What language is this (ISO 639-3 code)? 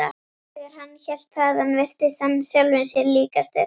isl